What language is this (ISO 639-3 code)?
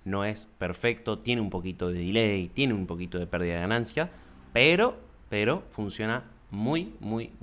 spa